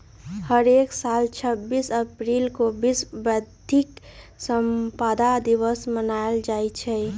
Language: Magahi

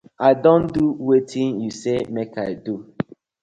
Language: Nigerian Pidgin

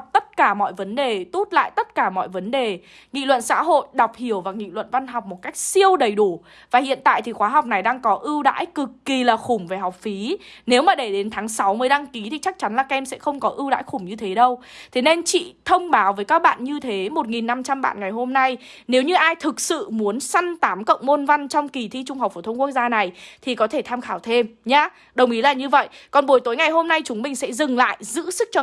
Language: Vietnamese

